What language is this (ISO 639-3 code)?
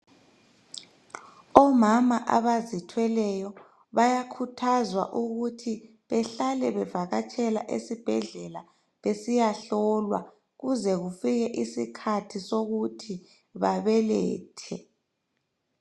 nde